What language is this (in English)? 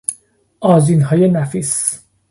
Persian